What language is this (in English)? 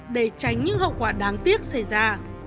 Vietnamese